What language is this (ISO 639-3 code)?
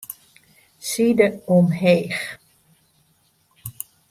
fry